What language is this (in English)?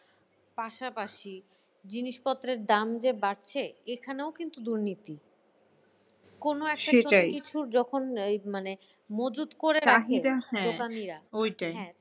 Bangla